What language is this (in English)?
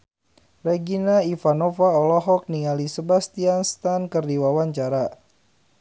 Sundanese